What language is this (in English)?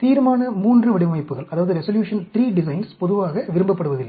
Tamil